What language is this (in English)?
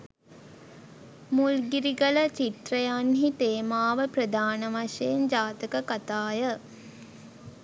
Sinhala